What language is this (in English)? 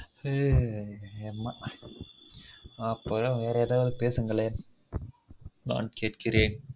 Tamil